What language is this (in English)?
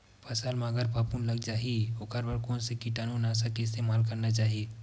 Chhattisgarhi